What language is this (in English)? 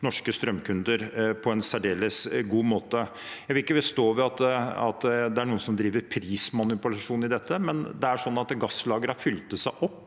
Norwegian